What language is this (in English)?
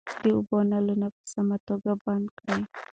Pashto